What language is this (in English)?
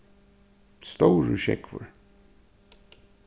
Faroese